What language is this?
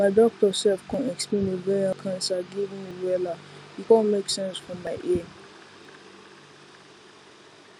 Nigerian Pidgin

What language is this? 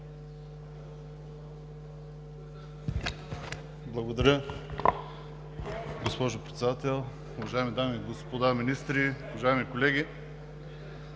Bulgarian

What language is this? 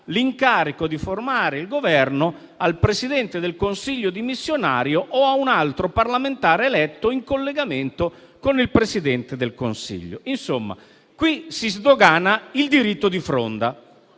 Italian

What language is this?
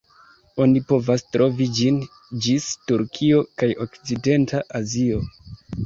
Esperanto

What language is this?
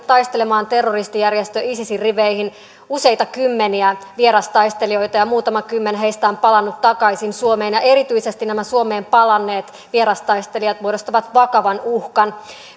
Finnish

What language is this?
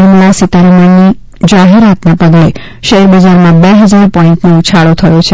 Gujarati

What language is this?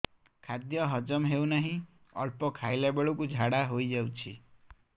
Odia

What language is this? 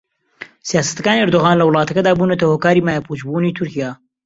Central Kurdish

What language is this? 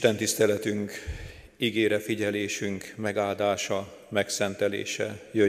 Hungarian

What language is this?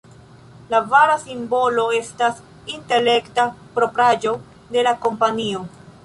Esperanto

